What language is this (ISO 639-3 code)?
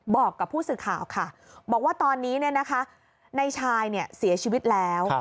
tha